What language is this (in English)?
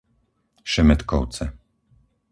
Slovak